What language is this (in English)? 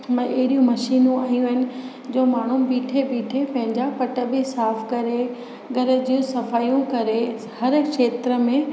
Sindhi